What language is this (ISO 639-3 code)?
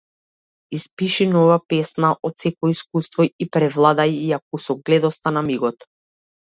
mkd